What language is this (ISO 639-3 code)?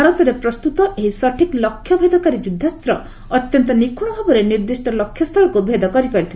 ori